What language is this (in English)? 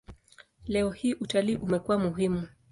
Swahili